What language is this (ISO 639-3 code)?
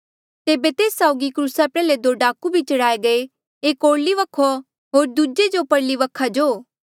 mjl